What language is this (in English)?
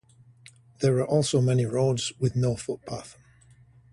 English